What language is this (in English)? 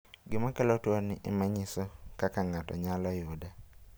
Luo (Kenya and Tanzania)